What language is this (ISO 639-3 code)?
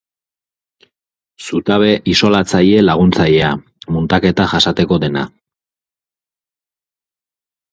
eus